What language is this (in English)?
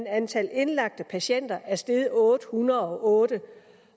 Danish